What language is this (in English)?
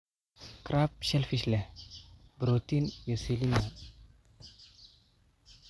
Somali